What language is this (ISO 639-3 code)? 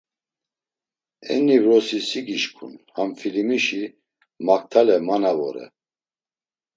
lzz